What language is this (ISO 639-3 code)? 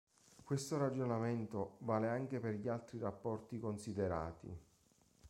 ita